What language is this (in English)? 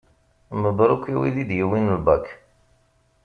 Kabyle